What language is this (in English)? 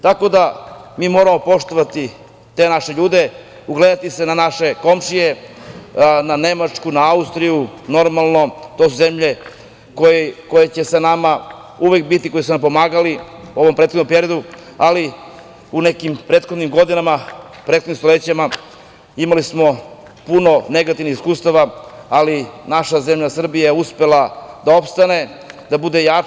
Serbian